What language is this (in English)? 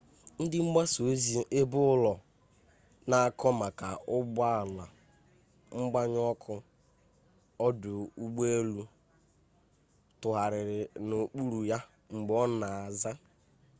Igbo